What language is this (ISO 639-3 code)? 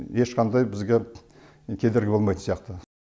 kaz